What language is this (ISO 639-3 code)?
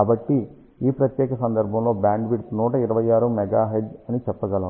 tel